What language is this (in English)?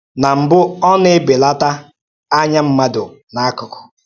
Igbo